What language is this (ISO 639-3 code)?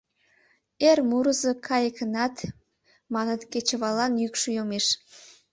chm